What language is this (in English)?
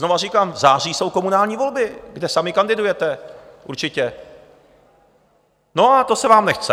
Czech